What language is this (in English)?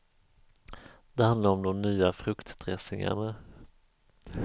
Swedish